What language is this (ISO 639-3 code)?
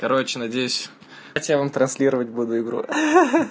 rus